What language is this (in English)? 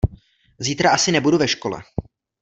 Czech